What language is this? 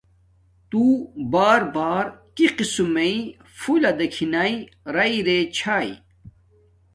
Domaaki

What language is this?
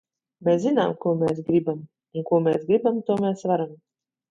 Latvian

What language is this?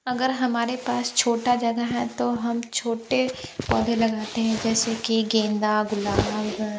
Hindi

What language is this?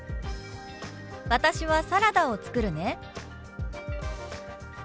Japanese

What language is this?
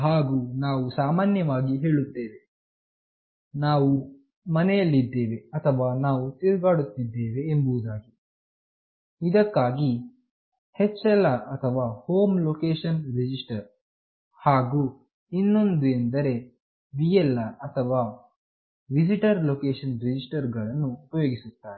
Kannada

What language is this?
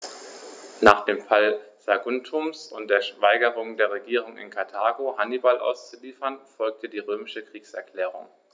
German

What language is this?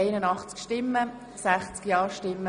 Swiss German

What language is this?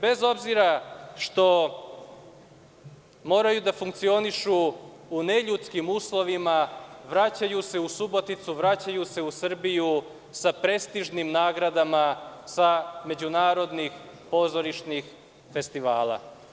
Serbian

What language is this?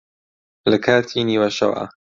Central Kurdish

